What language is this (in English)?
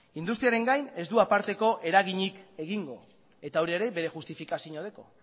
Basque